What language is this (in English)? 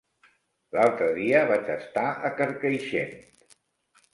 Catalan